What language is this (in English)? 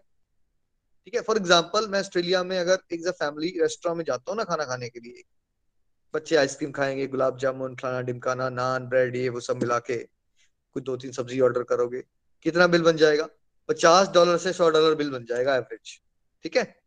Hindi